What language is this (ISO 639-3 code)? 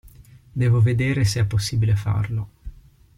ita